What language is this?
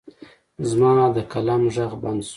Pashto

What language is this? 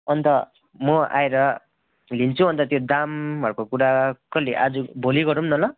Nepali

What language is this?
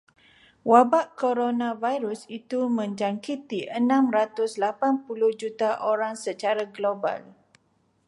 Malay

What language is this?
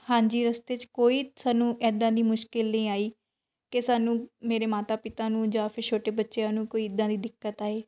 Punjabi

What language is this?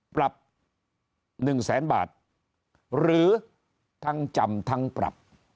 Thai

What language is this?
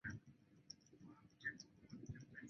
Chinese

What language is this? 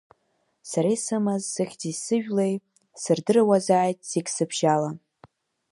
Abkhazian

